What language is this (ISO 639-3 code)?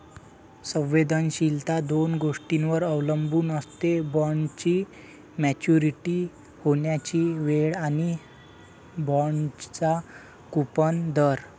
mar